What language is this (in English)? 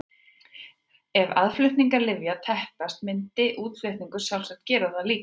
Icelandic